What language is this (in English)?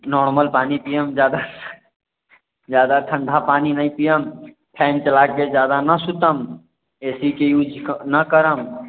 Maithili